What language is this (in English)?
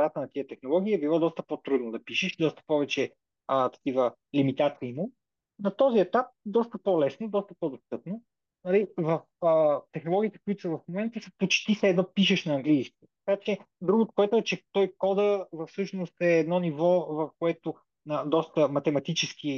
Bulgarian